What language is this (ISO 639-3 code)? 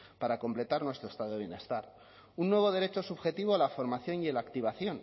spa